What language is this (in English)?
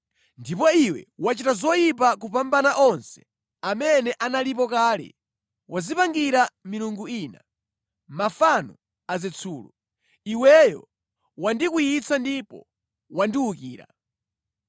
Nyanja